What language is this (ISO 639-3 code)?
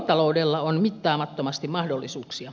fin